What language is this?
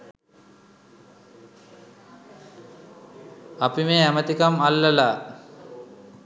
Sinhala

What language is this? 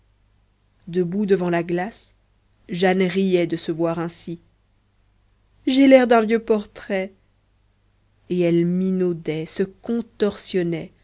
French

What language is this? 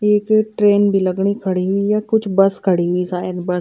Garhwali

